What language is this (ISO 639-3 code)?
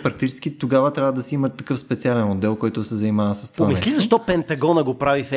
bul